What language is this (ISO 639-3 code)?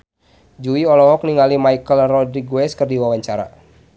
sun